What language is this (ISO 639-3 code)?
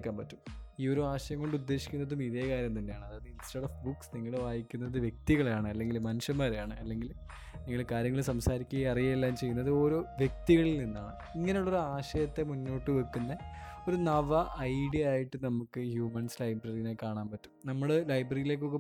mal